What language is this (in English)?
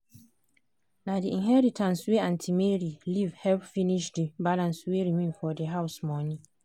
Nigerian Pidgin